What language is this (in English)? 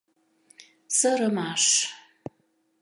Mari